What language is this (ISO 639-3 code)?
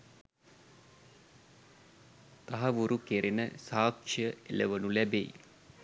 sin